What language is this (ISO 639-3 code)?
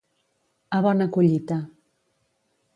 cat